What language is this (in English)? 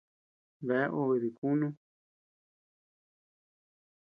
Tepeuxila Cuicatec